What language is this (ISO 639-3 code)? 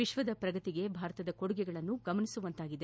kan